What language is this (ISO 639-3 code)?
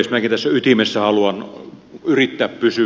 fin